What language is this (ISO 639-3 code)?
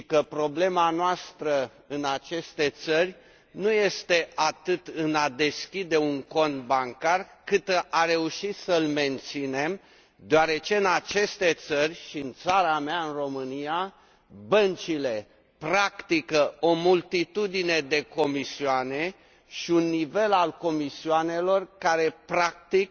ron